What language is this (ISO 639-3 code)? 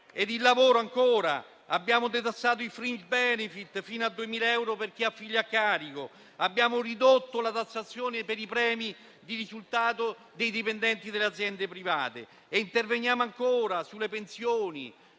ita